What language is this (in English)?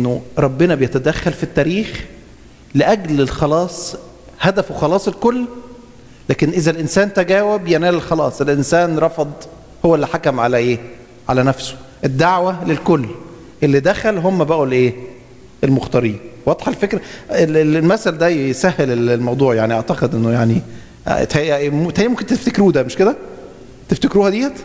Arabic